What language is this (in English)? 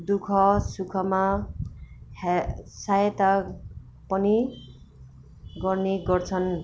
Nepali